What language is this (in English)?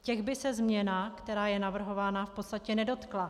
Czech